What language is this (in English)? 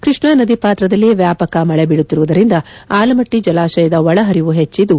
Kannada